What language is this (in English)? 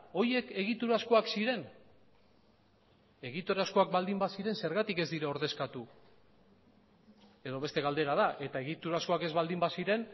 Basque